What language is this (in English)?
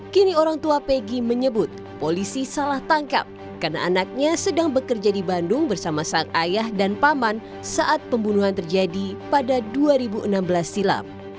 Indonesian